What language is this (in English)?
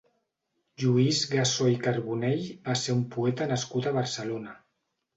Catalan